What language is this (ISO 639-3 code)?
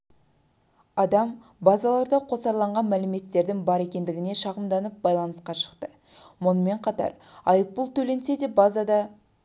kaz